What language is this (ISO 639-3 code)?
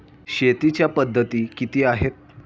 mar